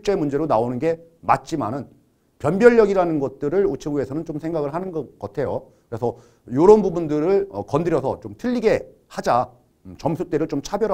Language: Korean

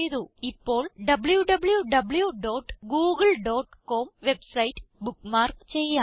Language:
Malayalam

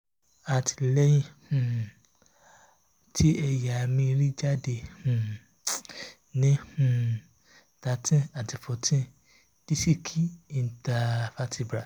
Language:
Yoruba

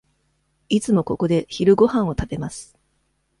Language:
Japanese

